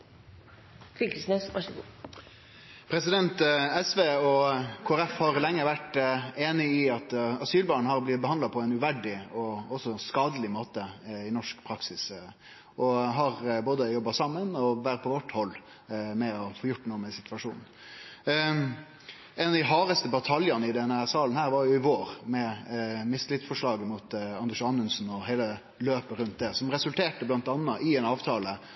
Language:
Norwegian Nynorsk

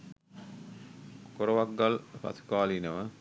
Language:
Sinhala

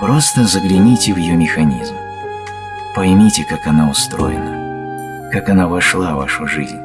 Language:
Russian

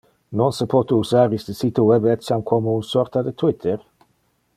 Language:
Interlingua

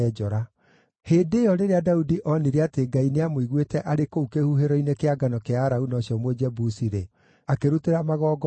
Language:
Kikuyu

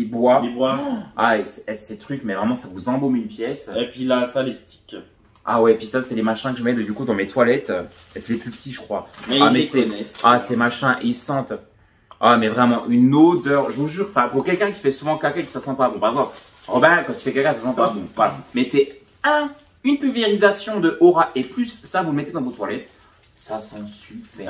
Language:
French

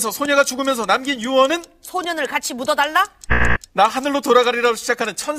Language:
Korean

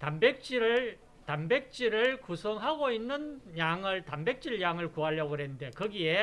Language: Korean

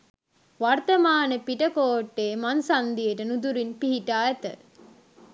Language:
Sinhala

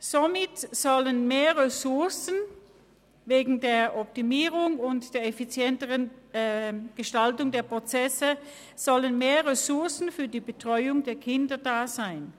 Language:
Swiss German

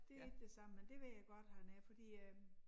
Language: Danish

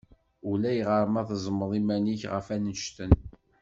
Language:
Kabyle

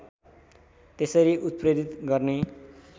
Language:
Nepali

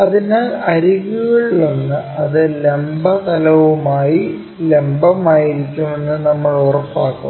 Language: Malayalam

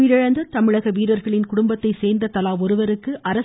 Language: Tamil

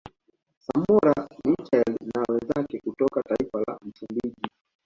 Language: Swahili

